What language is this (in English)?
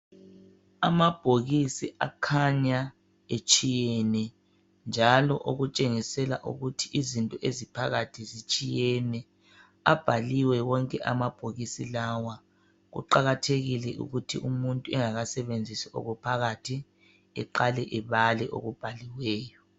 North Ndebele